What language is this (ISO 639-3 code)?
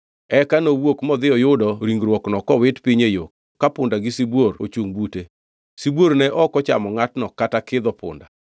luo